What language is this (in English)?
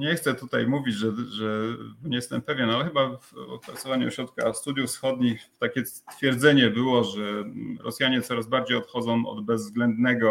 Polish